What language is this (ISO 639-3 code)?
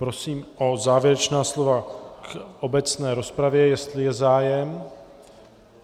ces